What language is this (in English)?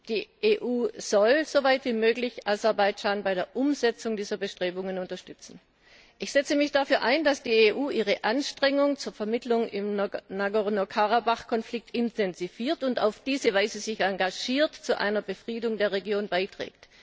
German